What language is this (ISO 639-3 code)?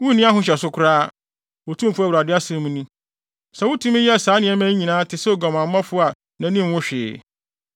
aka